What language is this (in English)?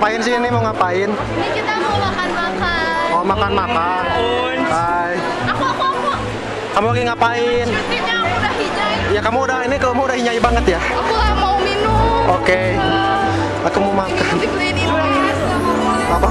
Indonesian